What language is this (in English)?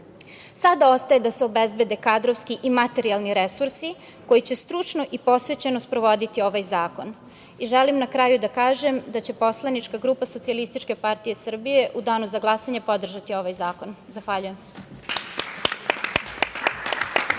Serbian